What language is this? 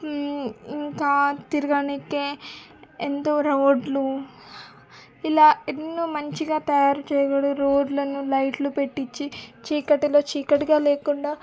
Telugu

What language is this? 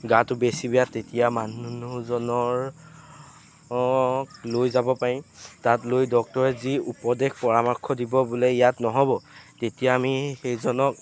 Assamese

